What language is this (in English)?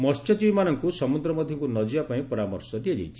Odia